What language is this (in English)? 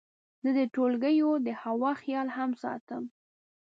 Pashto